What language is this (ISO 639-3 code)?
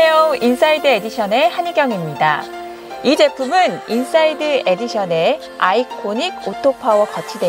kor